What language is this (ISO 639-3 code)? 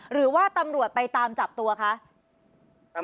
tha